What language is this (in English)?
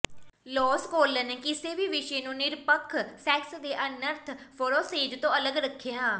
Punjabi